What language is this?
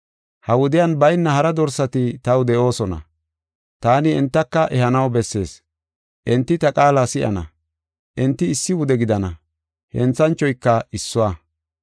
Gofa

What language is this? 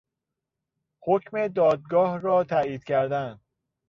Persian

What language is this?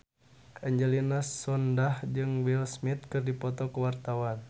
Sundanese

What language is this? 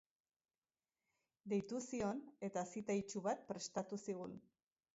Basque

